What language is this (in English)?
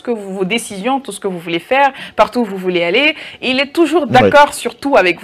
French